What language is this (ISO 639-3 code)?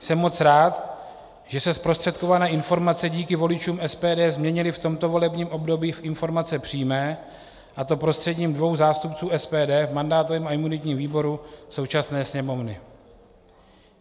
ces